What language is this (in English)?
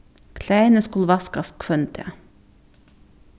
Faroese